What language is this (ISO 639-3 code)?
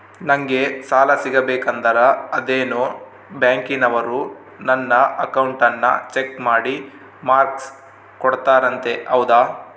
kan